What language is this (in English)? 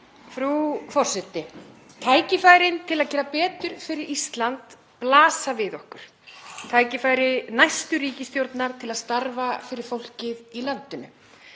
Icelandic